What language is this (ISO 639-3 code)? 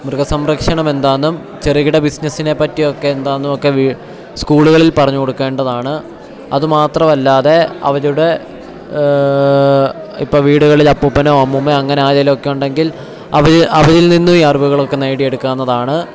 mal